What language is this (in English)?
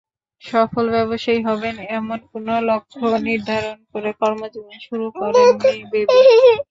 Bangla